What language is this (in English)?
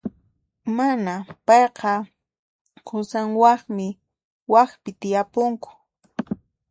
Puno Quechua